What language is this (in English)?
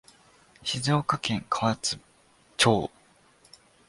Japanese